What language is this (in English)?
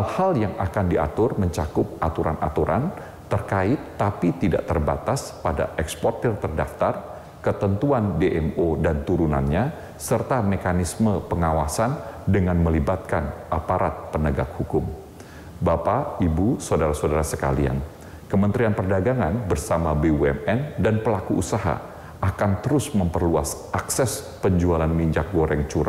Indonesian